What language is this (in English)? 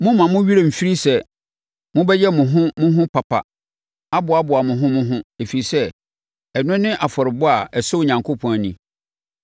Akan